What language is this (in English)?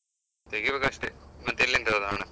Kannada